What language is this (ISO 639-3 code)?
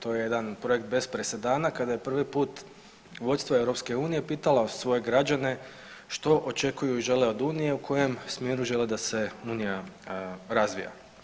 hrv